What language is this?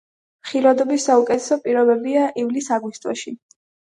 Georgian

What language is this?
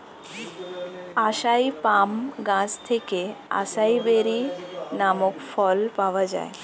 Bangla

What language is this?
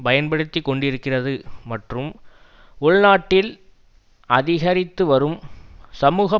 Tamil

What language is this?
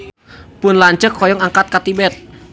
Sundanese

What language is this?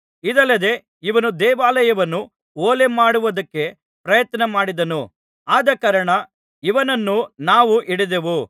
Kannada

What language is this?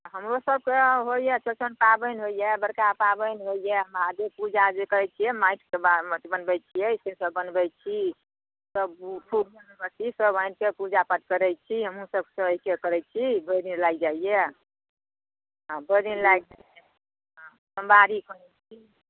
Maithili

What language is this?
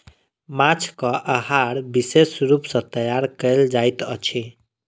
Maithili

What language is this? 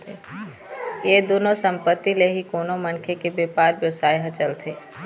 Chhattisgarhi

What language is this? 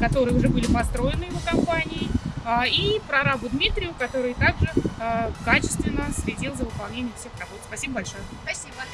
Russian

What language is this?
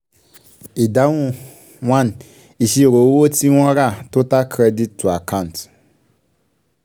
Yoruba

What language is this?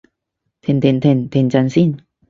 Cantonese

